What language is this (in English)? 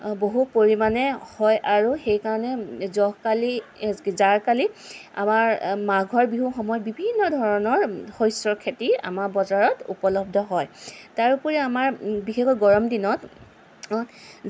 Assamese